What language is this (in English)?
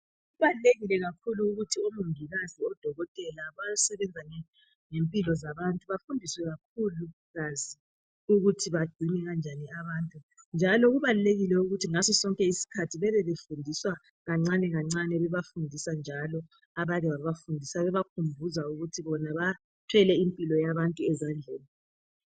North Ndebele